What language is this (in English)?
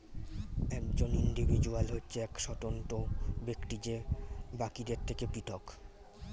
Bangla